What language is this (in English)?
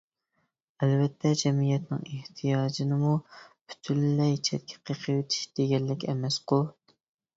Uyghur